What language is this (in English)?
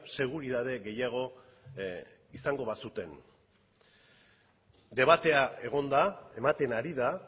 Basque